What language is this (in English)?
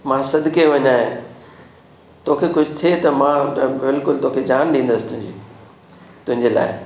Sindhi